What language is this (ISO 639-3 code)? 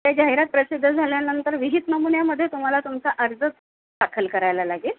mar